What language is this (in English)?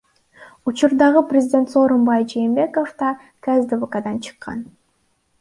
Kyrgyz